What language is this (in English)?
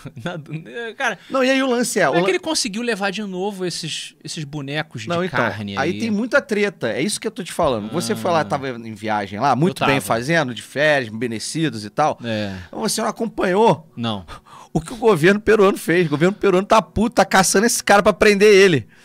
Portuguese